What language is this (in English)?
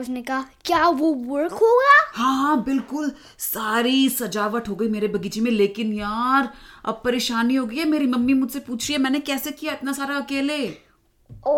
Hindi